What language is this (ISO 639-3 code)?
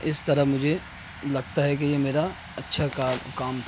urd